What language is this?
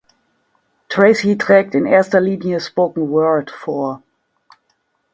German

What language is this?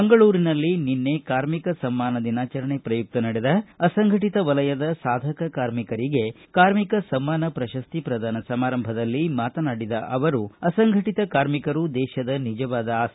Kannada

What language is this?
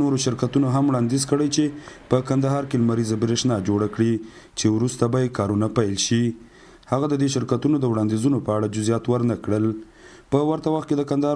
Persian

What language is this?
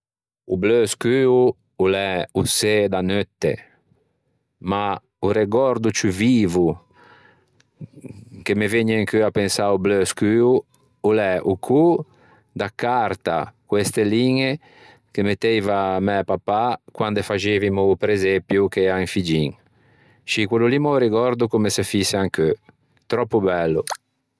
Ligurian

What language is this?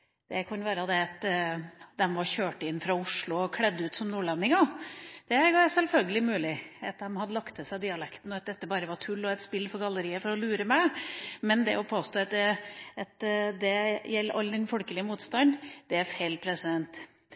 Norwegian Bokmål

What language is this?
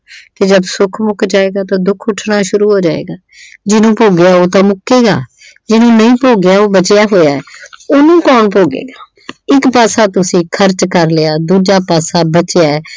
Punjabi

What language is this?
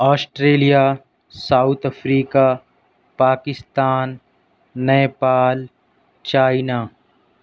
Urdu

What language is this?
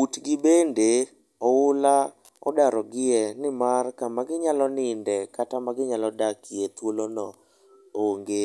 Luo (Kenya and Tanzania)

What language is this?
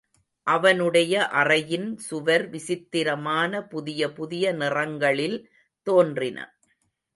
Tamil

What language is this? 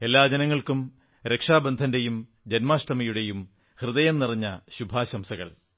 Malayalam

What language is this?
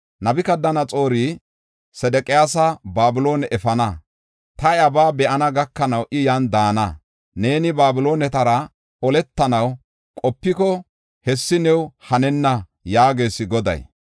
Gofa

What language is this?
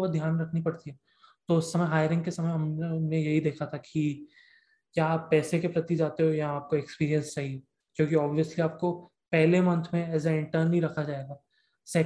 Hindi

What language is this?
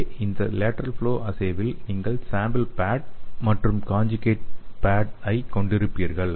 Tamil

